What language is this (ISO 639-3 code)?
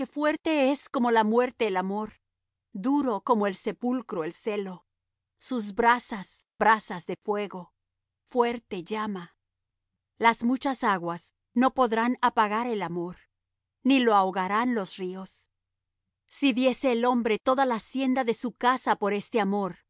spa